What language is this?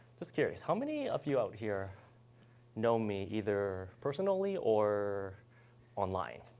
English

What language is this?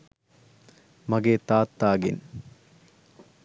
Sinhala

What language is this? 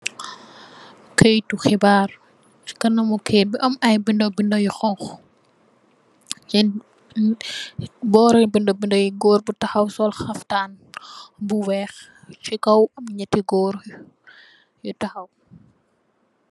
Wolof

